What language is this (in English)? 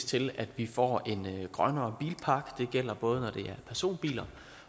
Danish